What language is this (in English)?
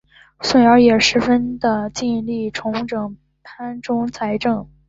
Chinese